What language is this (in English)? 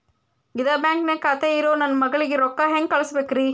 Kannada